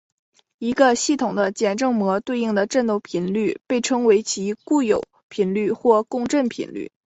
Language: Chinese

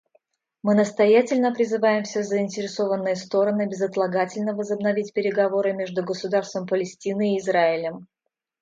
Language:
Russian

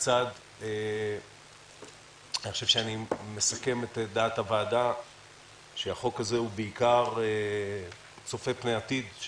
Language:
Hebrew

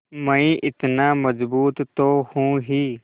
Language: Hindi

